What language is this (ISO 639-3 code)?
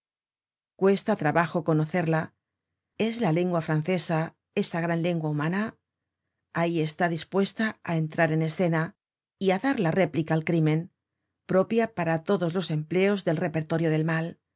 spa